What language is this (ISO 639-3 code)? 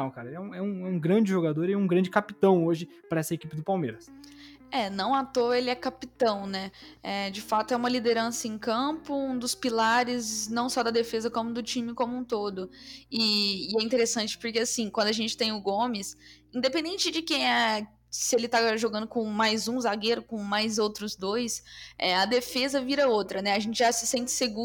por